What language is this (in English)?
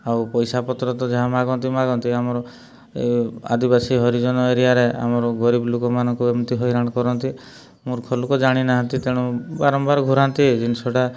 Odia